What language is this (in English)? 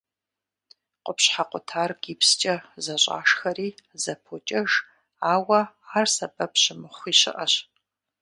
Kabardian